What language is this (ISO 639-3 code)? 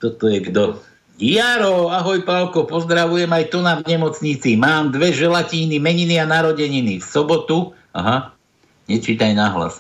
slk